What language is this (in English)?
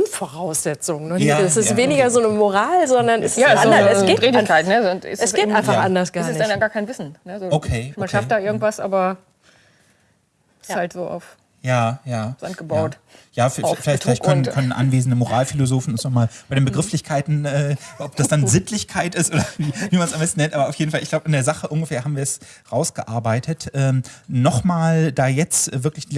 German